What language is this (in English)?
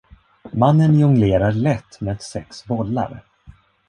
Swedish